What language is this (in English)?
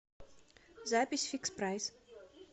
Russian